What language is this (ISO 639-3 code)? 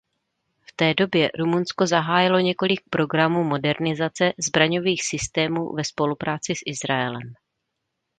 ces